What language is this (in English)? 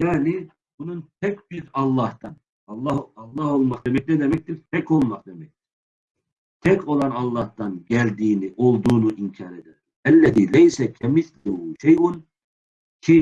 Turkish